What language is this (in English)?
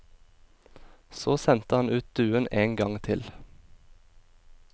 Norwegian